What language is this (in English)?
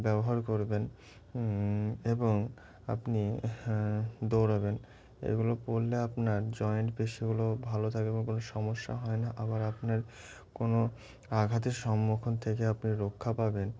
Bangla